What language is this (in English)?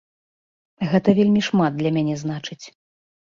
Belarusian